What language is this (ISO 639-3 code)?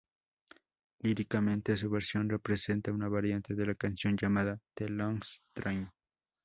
spa